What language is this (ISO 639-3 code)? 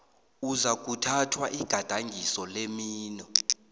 nbl